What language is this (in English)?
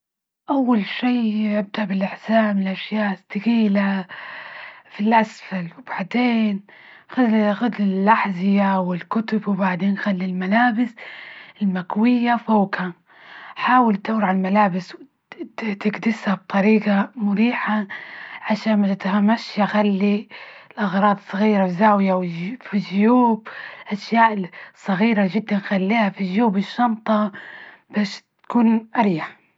Libyan Arabic